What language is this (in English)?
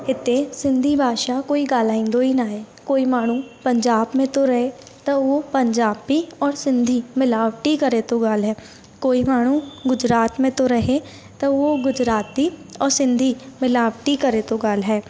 Sindhi